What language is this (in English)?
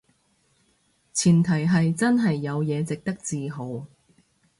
Cantonese